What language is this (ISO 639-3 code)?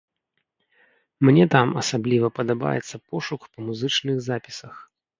bel